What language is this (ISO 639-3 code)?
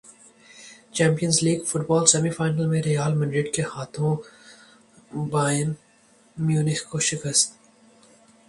urd